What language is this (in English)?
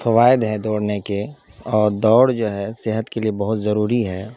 Urdu